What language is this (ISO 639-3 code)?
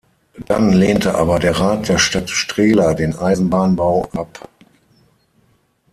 deu